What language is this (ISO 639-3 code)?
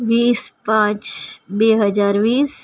guj